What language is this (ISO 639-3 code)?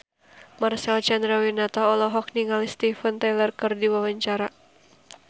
sun